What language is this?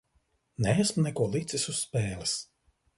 Latvian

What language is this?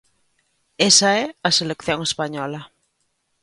Galician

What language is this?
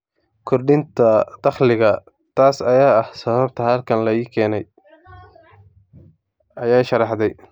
Somali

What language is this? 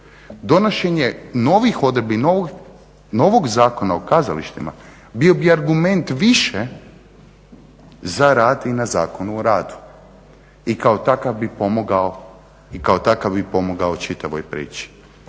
Croatian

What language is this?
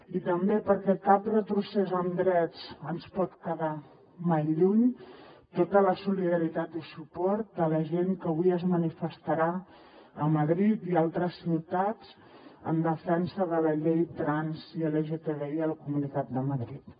Catalan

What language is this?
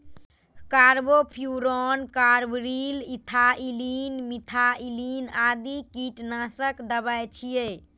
Maithili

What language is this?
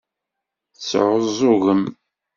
Kabyle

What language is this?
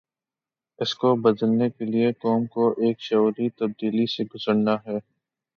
Urdu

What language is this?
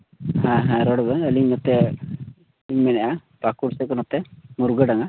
Santali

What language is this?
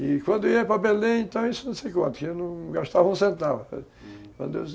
Portuguese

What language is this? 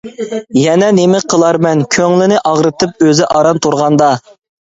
Uyghur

